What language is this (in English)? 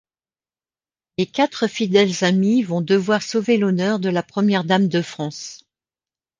French